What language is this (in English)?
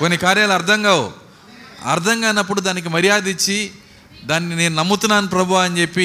Telugu